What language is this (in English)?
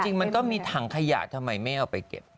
Thai